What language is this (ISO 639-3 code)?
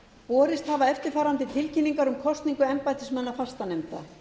isl